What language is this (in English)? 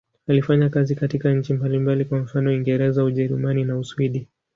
Swahili